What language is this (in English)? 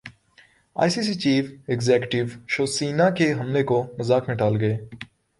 Urdu